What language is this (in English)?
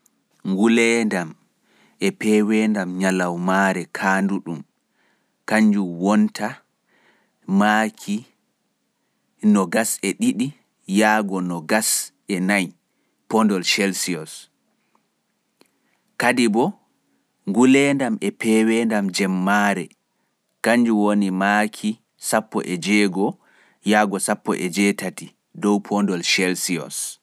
Pular